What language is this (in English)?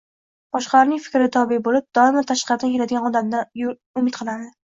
Uzbek